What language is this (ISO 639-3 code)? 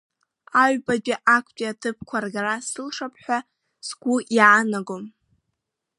abk